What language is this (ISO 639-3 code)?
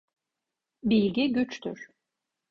tur